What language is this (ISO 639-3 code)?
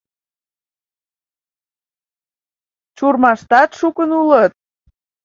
chm